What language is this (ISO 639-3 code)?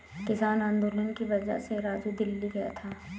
hin